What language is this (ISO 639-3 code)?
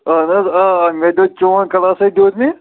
kas